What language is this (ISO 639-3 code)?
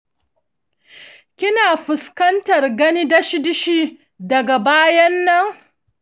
hau